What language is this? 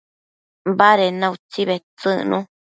Matsés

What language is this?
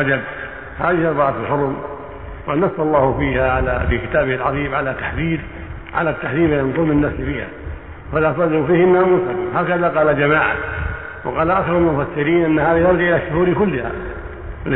Arabic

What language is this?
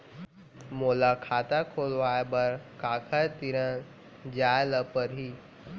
Chhattisgarhi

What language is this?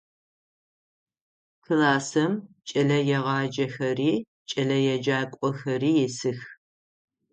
Adyghe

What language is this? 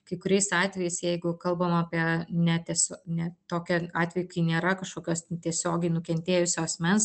Lithuanian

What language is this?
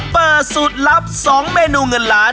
Thai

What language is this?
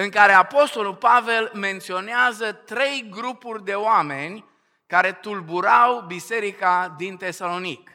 Romanian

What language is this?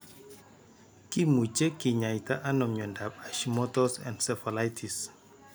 Kalenjin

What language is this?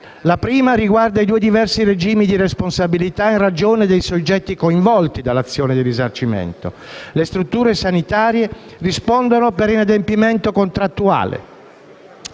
Italian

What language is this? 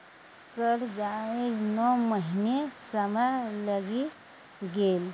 Maithili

